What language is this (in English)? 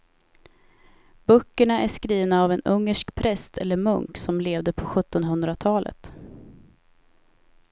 Swedish